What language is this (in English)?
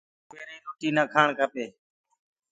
Gurgula